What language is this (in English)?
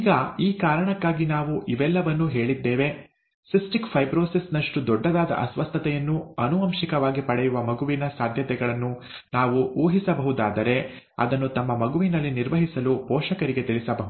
Kannada